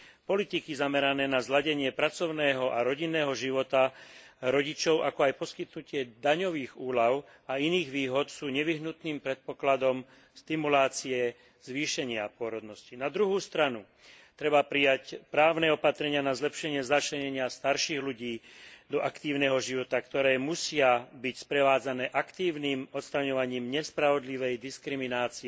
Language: Slovak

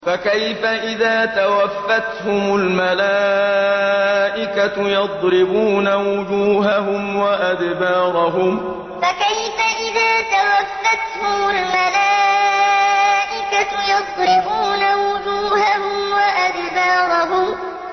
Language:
Arabic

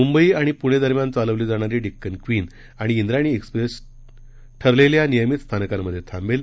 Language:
Marathi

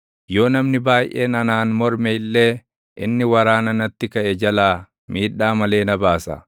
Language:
Oromo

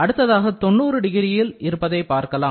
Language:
Tamil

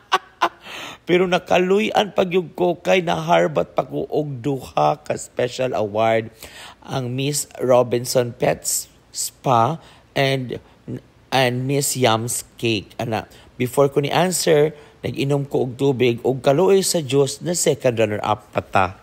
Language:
Filipino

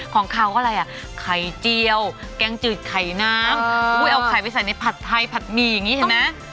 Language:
Thai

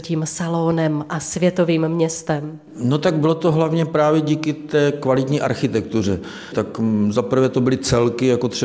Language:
Czech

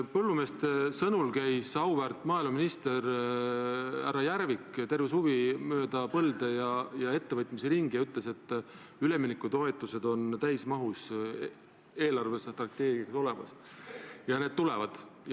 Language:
Estonian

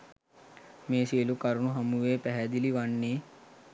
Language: Sinhala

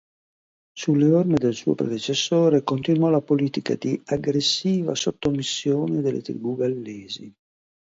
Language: Italian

